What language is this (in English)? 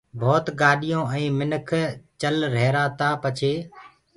Gurgula